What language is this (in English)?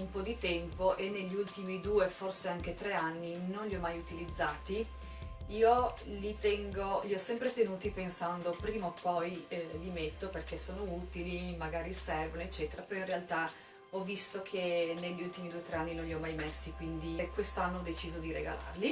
Italian